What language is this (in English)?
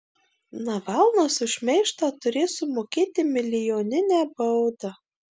Lithuanian